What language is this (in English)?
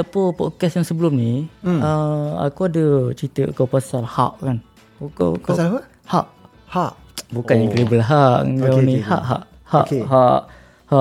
Malay